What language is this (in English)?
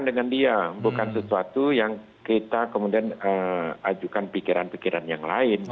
Indonesian